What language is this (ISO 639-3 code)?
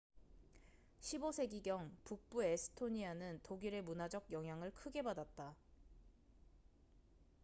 kor